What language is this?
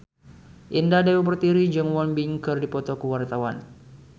Sundanese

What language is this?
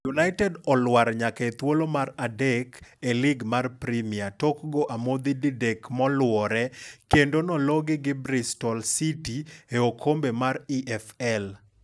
Luo (Kenya and Tanzania)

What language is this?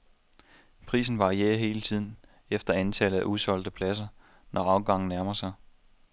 Danish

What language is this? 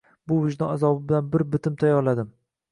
Uzbek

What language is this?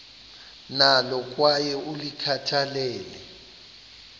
Xhosa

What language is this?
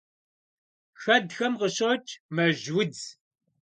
Kabardian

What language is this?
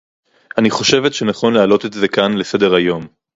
Hebrew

